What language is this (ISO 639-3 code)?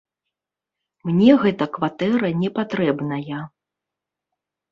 bel